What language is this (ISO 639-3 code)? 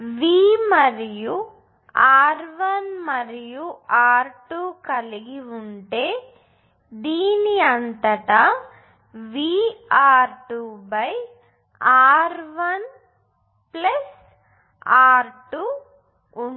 tel